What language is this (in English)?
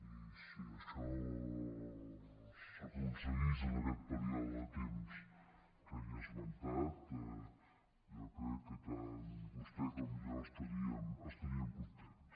Catalan